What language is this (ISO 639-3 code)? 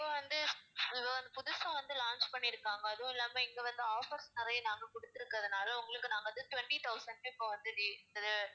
tam